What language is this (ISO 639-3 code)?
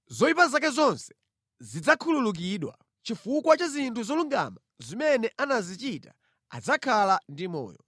nya